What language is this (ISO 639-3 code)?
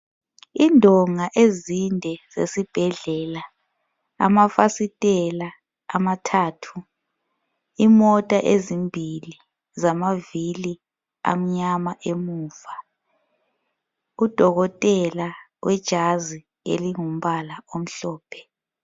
nde